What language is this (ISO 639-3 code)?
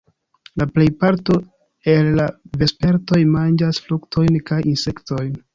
epo